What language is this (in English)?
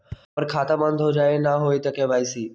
Magahi